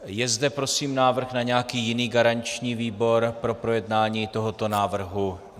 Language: Czech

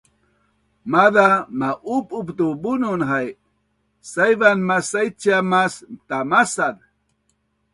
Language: Bunun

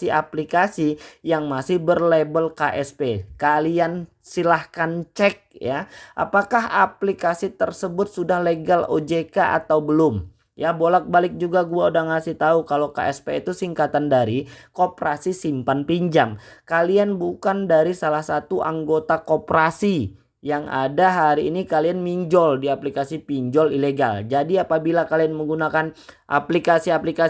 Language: Indonesian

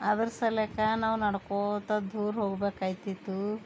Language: Kannada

